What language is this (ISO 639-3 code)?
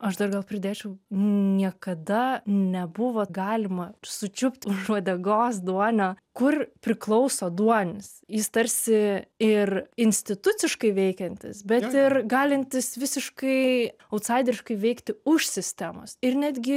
lit